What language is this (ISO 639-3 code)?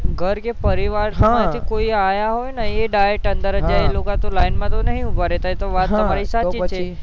guj